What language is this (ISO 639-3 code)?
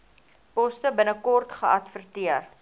afr